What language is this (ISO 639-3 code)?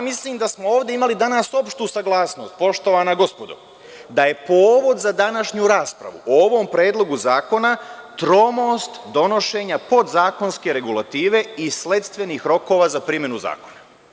srp